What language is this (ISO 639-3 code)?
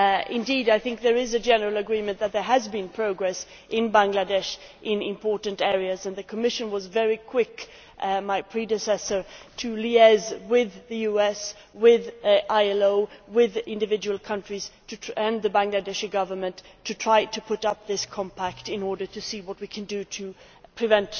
eng